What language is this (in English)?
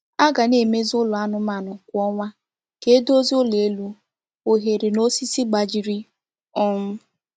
Igbo